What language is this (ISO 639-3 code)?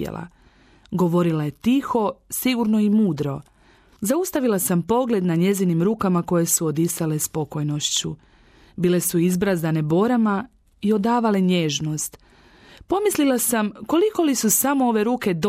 hrv